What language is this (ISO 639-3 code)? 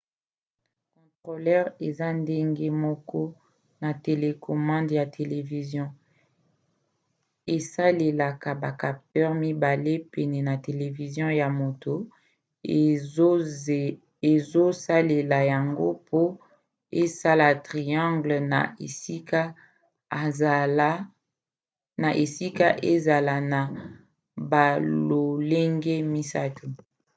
lin